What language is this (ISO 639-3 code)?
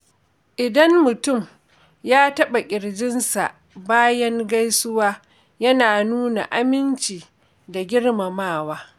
hau